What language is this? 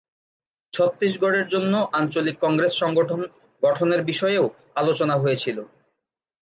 Bangla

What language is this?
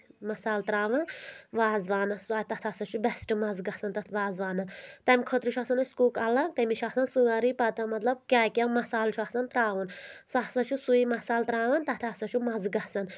Kashmiri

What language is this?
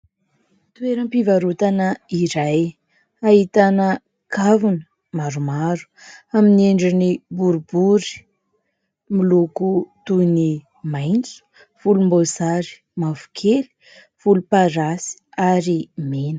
Malagasy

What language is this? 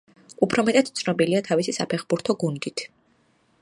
Georgian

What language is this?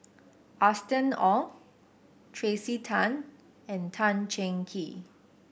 English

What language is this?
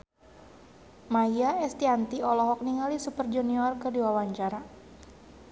Sundanese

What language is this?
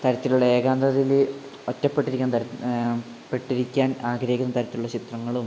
Malayalam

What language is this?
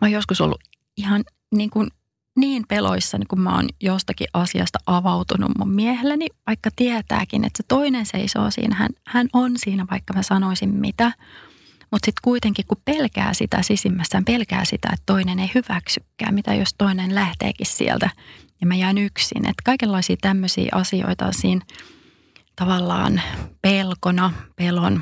Finnish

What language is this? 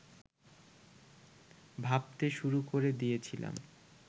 Bangla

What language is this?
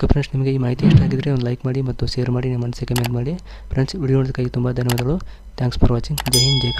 Arabic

